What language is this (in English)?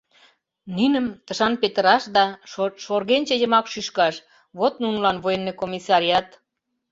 Mari